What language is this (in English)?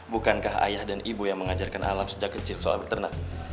Indonesian